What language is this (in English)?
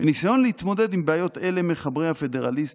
Hebrew